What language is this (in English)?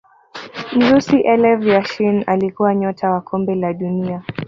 Swahili